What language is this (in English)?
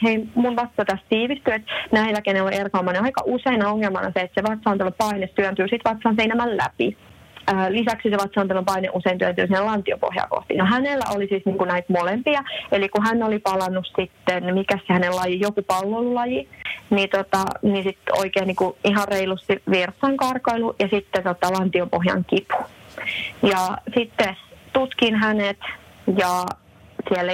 Finnish